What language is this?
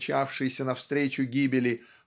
Russian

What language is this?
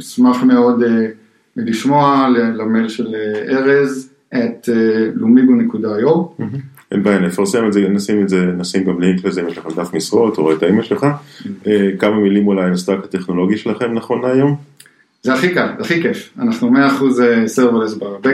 Hebrew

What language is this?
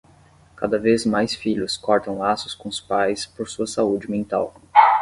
Portuguese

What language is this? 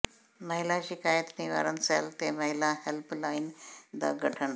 Punjabi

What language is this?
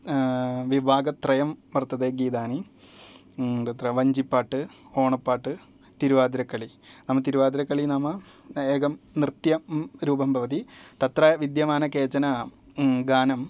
Sanskrit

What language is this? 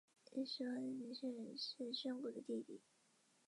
Chinese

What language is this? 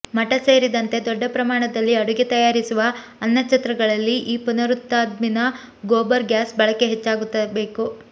Kannada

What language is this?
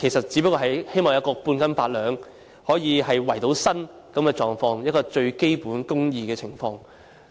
Cantonese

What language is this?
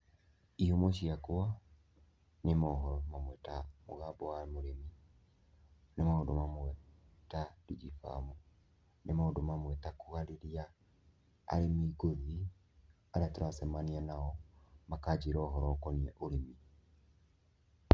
Kikuyu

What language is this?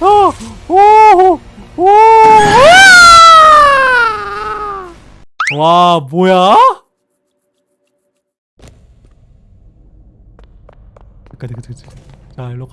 Korean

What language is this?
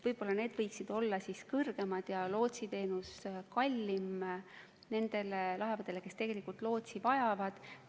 Estonian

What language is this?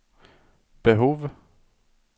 Swedish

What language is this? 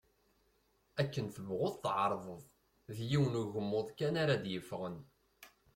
Kabyle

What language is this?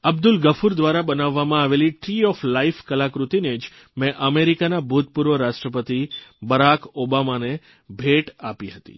Gujarati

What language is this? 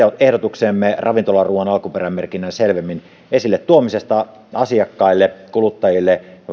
Finnish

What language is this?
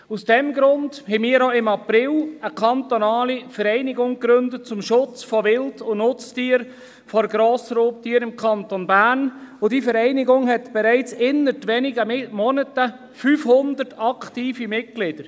Swiss German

